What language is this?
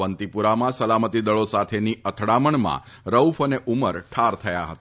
Gujarati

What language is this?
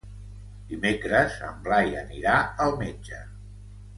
Catalan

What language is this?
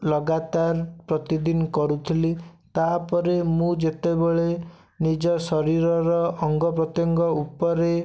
Odia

